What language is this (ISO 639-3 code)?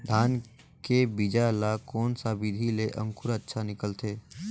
hne